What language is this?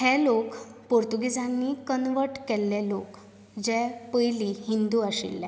Konkani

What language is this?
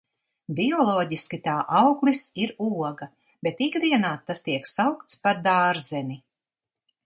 Latvian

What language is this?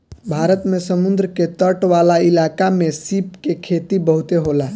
Bhojpuri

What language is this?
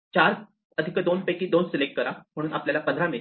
Marathi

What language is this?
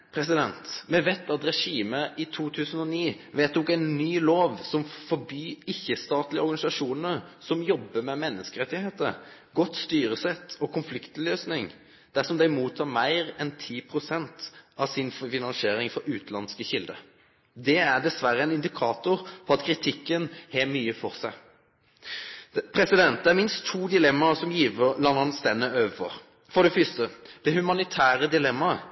Norwegian Nynorsk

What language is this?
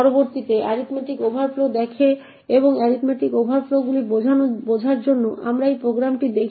Bangla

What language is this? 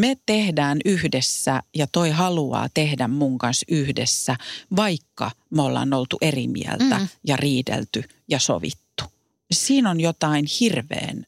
Finnish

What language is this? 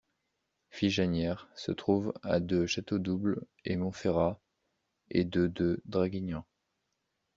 French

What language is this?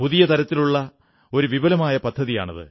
Malayalam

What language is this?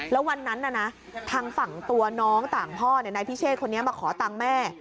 Thai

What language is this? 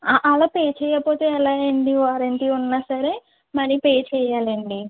Telugu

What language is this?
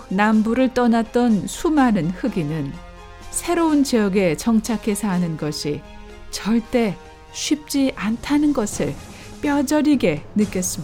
Korean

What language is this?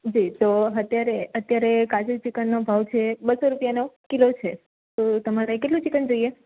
Gujarati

